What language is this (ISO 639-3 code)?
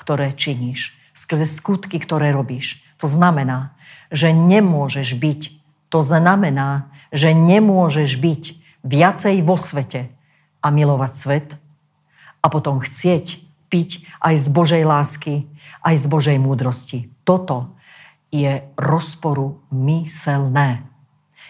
slk